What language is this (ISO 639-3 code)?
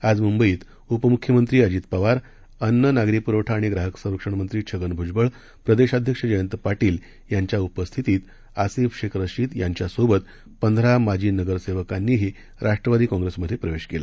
mar